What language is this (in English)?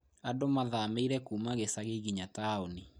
Kikuyu